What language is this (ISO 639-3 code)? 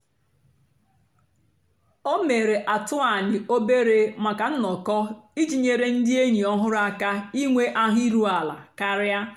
ibo